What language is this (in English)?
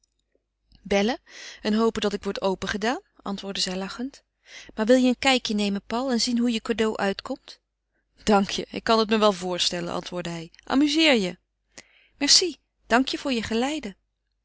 Dutch